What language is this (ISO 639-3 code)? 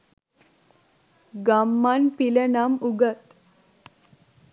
sin